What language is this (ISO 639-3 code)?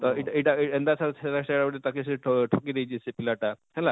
ori